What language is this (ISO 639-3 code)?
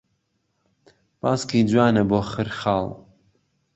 ckb